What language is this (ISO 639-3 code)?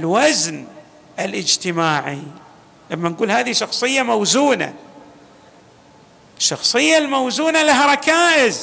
ara